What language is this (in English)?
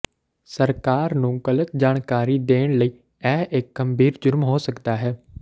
Punjabi